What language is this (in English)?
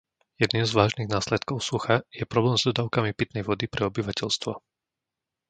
Slovak